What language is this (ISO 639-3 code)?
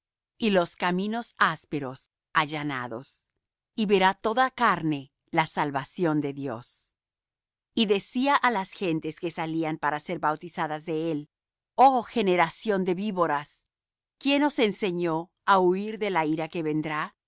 spa